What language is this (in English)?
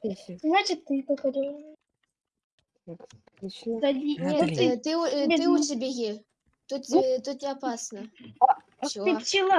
Russian